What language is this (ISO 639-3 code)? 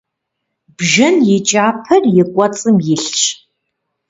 kbd